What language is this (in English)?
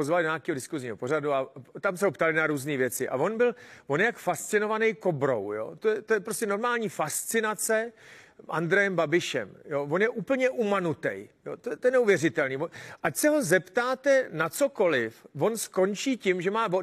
Czech